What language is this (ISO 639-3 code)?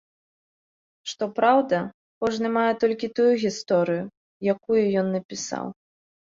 bel